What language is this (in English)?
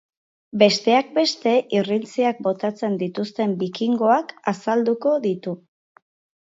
Basque